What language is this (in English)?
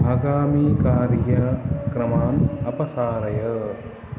Sanskrit